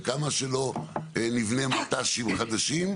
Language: Hebrew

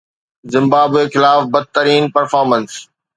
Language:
Sindhi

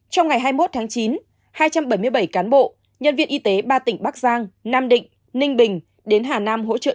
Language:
Vietnamese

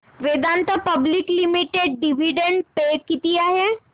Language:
Marathi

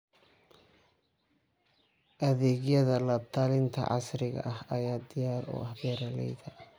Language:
Somali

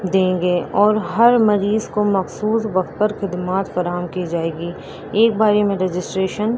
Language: Urdu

